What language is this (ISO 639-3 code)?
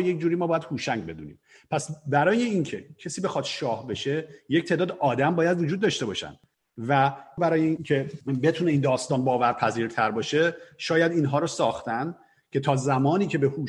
fas